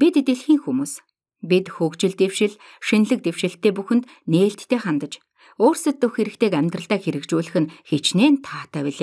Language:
Polish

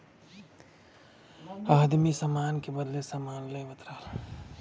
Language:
Bhojpuri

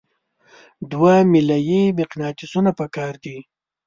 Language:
Pashto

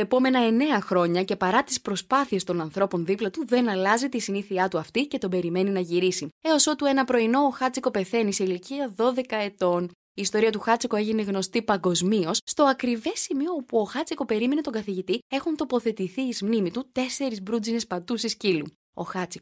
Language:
Greek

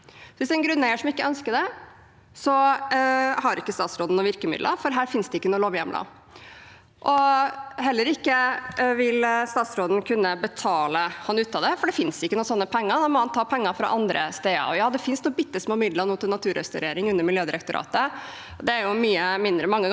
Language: Norwegian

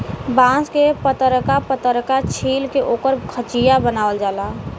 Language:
Bhojpuri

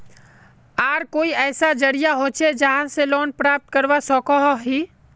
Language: Magahi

